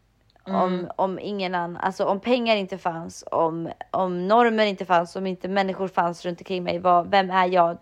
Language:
Swedish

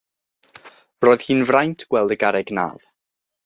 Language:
Welsh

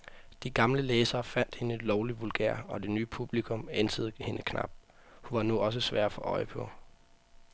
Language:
Danish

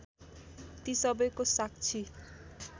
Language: Nepali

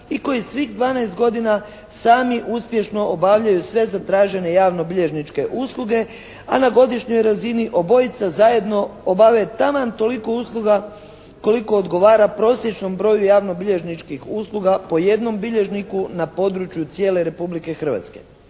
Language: Croatian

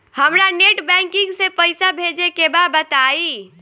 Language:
Bhojpuri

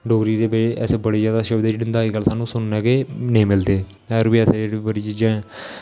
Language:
Dogri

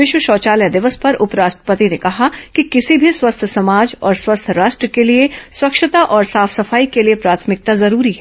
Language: Hindi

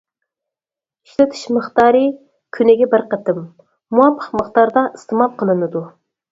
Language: Uyghur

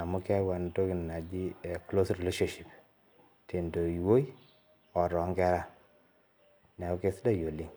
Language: Masai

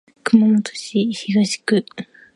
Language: Japanese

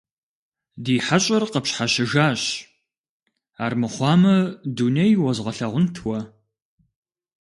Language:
Kabardian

